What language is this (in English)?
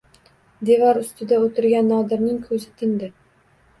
Uzbek